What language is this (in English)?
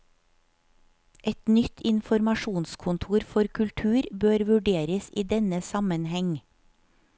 Norwegian